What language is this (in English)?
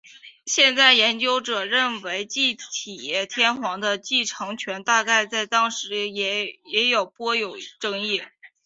Chinese